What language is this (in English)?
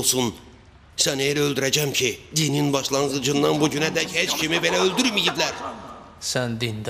Turkish